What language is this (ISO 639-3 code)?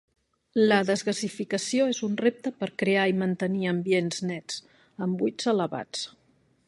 cat